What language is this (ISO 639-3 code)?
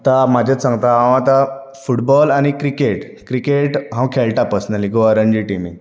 kok